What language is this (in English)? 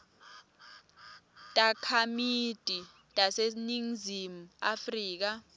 Swati